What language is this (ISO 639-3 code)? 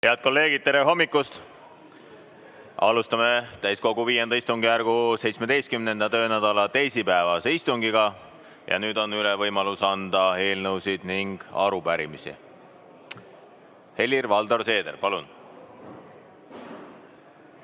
est